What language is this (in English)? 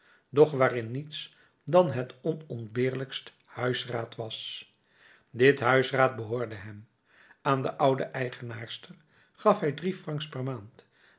Dutch